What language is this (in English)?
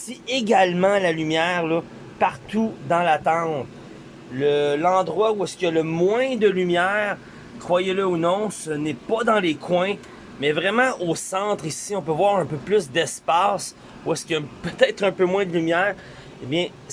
French